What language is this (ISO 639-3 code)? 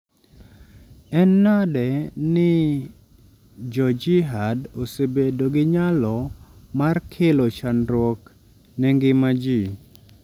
luo